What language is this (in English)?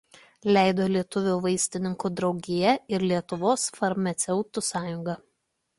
Lithuanian